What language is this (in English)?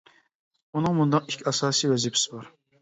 Uyghur